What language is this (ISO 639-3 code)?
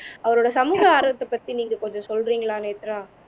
tam